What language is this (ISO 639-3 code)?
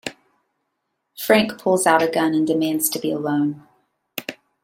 eng